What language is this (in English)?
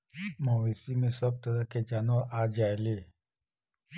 Bhojpuri